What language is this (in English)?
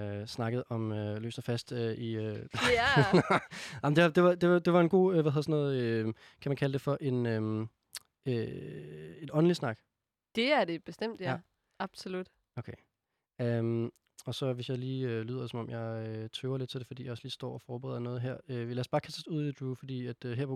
Danish